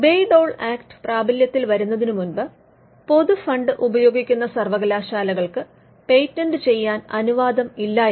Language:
Malayalam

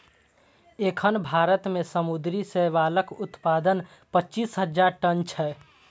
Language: Maithili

